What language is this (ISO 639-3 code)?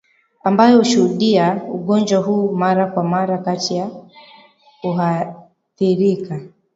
swa